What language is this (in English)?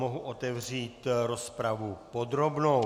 Czech